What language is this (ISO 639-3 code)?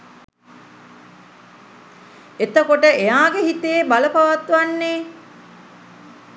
sin